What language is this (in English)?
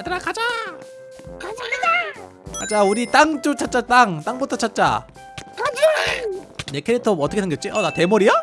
Korean